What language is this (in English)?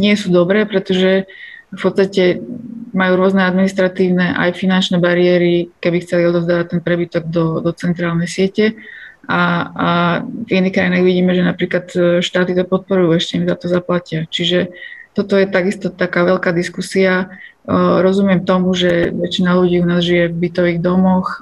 Slovak